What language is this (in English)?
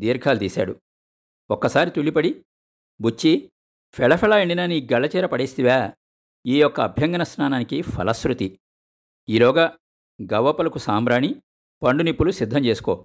Telugu